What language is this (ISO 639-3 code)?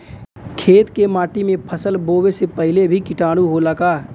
bho